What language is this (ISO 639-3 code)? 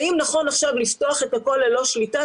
heb